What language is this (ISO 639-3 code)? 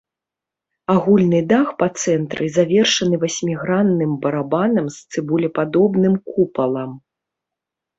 bel